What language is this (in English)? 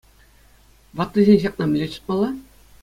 Chuvash